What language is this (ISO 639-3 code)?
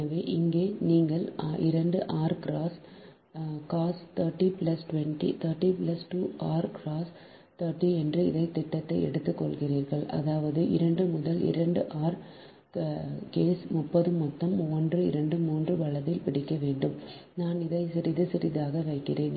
tam